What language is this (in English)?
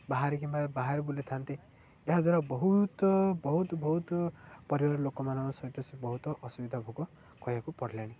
Odia